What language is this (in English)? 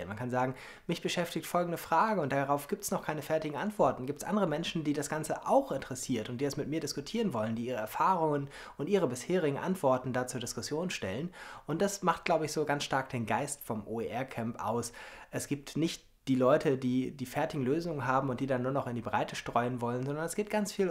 German